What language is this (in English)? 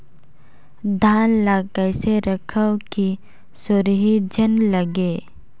Chhattisgarhi